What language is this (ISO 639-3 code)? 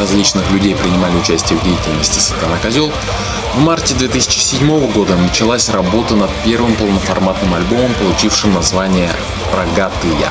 rus